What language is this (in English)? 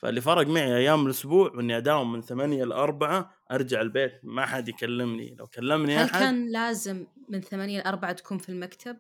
Arabic